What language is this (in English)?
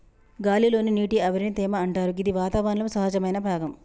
Telugu